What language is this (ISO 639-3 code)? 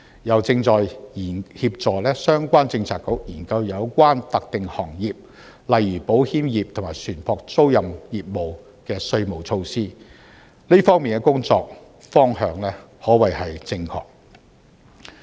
yue